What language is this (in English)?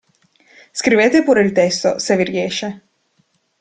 Italian